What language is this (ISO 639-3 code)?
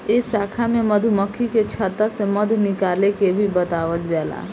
bho